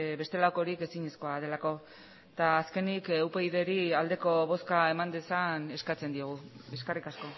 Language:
Basque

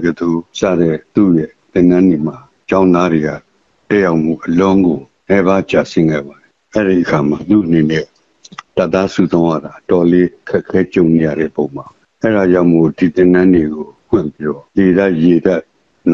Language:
Thai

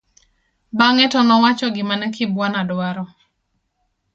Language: Luo (Kenya and Tanzania)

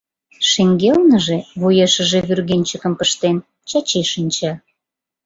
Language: Mari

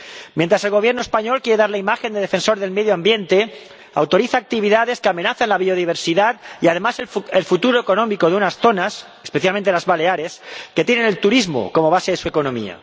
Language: Spanish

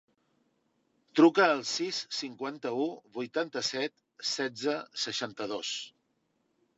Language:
Catalan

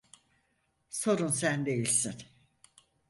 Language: Turkish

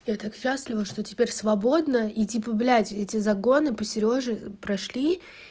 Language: Russian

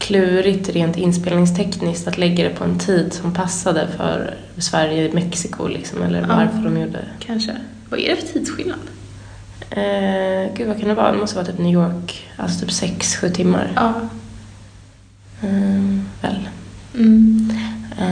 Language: Swedish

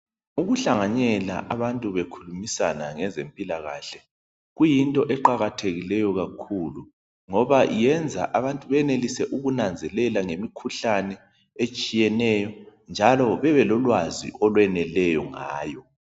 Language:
North Ndebele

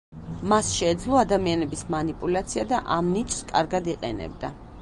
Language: Georgian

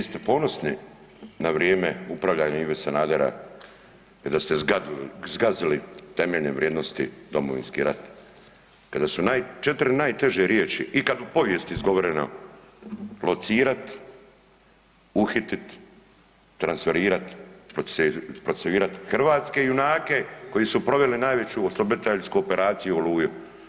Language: Croatian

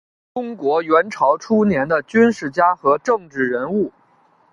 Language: Chinese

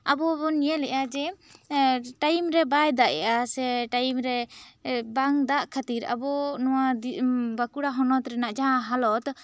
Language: Santali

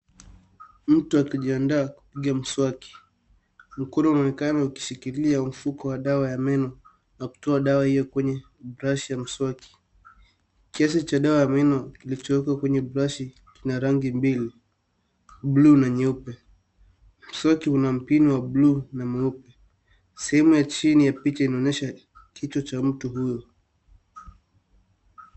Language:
Swahili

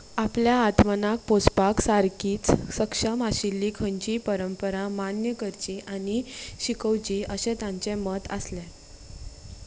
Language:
Konkani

